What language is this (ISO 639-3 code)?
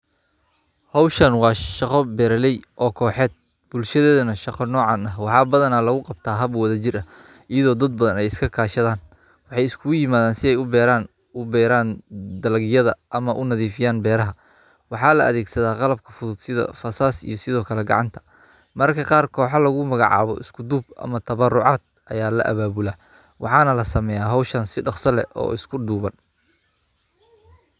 som